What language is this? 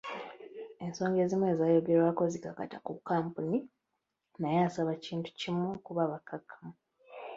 Ganda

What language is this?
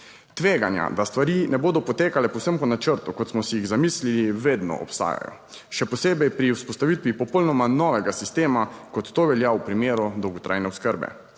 Slovenian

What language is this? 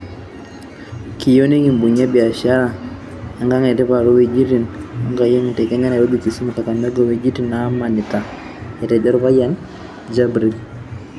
Masai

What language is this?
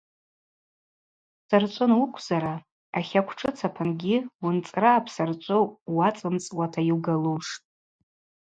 Abaza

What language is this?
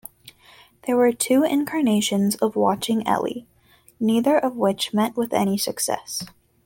English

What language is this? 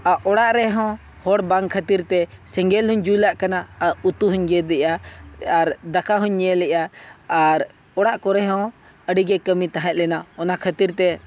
Santali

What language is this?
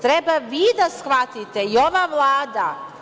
Serbian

